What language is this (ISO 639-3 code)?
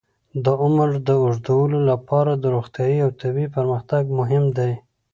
pus